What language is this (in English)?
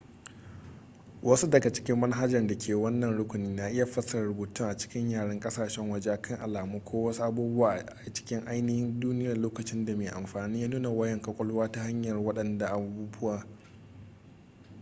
Hausa